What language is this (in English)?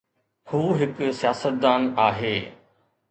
Sindhi